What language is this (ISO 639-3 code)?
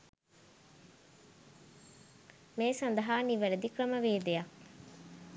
sin